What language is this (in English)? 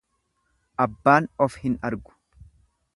Oromo